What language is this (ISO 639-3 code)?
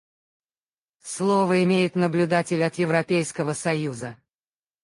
rus